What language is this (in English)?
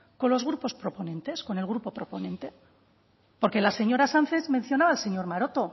Spanish